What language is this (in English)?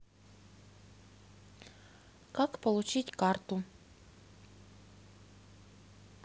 Russian